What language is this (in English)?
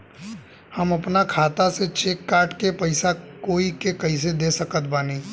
Bhojpuri